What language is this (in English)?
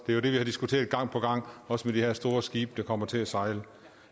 Danish